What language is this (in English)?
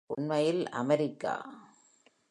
Tamil